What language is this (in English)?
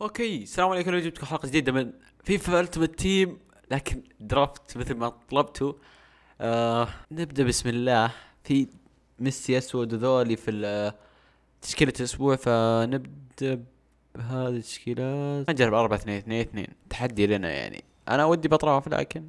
Arabic